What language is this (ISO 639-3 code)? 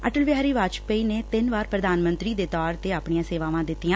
pan